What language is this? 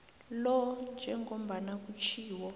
South Ndebele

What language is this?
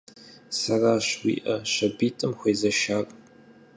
Kabardian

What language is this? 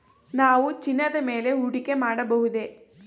Kannada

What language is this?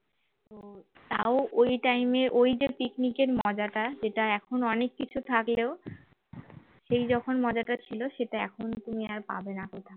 Bangla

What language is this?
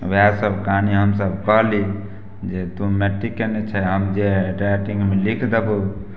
Maithili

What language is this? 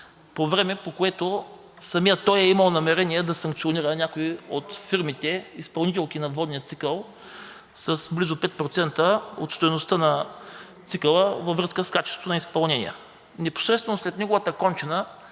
Bulgarian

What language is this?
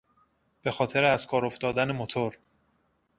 Persian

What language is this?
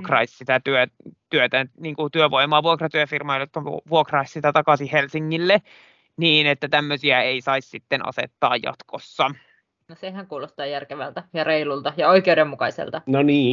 Finnish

